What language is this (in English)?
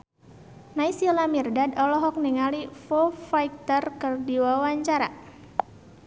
Sundanese